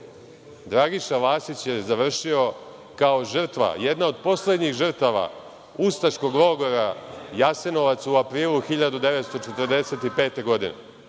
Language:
Serbian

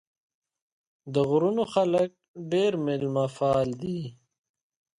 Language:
Pashto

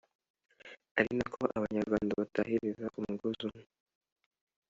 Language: Kinyarwanda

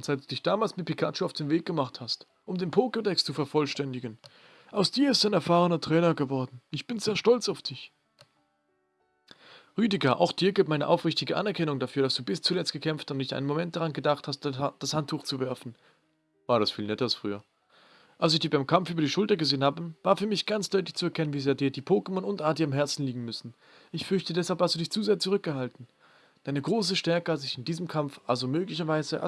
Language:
German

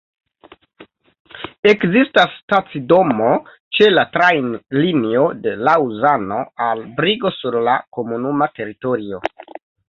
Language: Esperanto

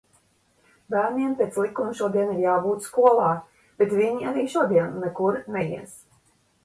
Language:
Latvian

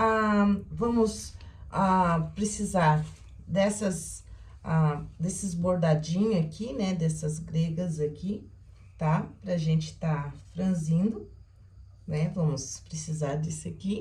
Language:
Portuguese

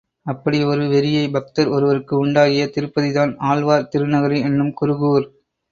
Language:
Tamil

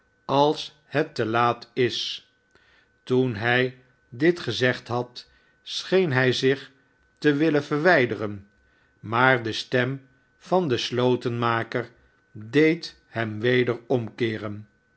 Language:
Dutch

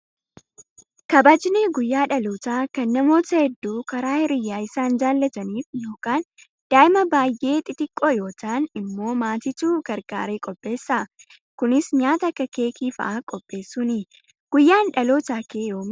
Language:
Oromo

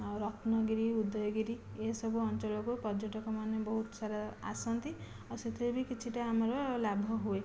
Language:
Odia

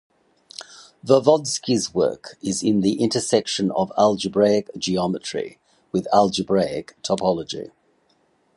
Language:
English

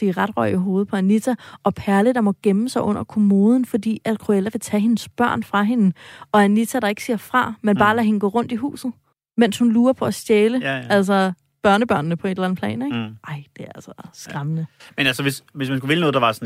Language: Danish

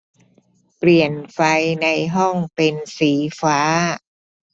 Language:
Thai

